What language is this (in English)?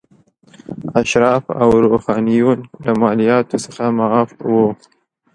Pashto